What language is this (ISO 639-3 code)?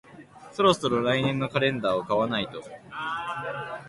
jpn